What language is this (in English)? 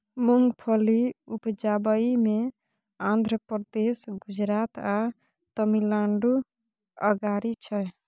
Maithili